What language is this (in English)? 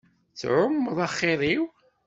Kabyle